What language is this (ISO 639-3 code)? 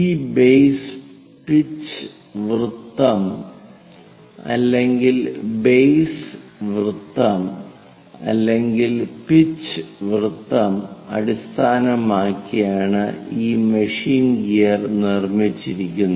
mal